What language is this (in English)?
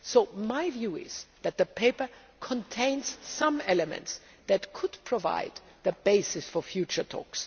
English